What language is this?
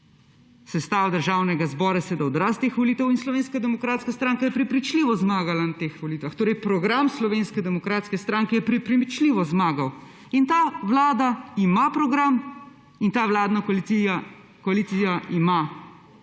Slovenian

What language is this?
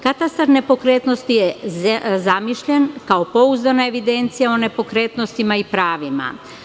Serbian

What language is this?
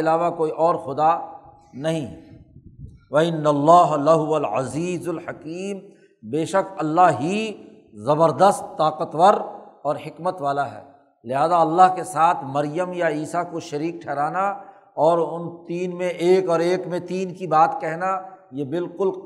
Urdu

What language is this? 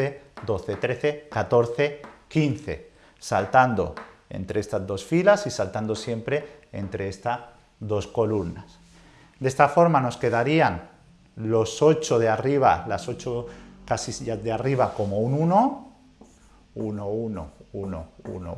Spanish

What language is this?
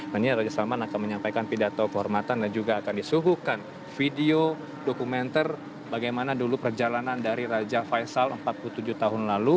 Indonesian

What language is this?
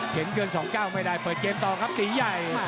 Thai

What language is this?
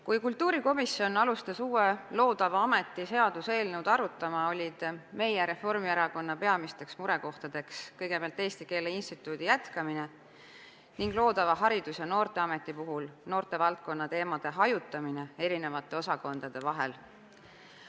Estonian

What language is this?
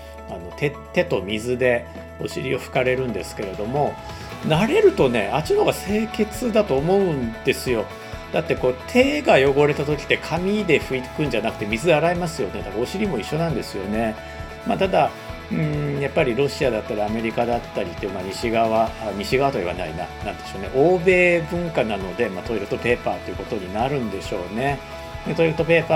Japanese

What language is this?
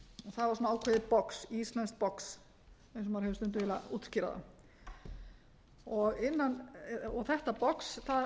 Icelandic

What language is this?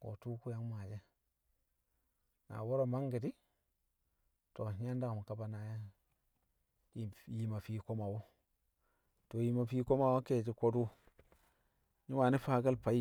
Kamo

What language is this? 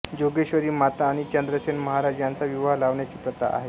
Marathi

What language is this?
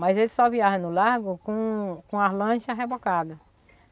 Portuguese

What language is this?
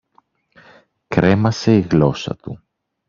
Greek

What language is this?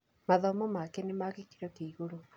Kikuyu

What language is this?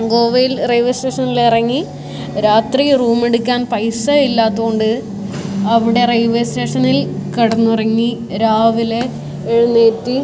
Malayalam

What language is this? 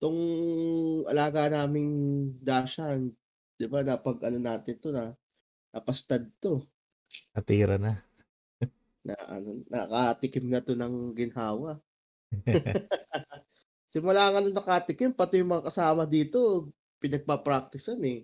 Filipino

